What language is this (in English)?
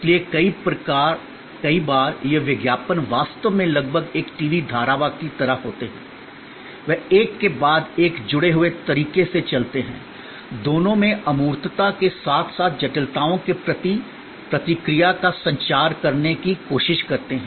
Hindi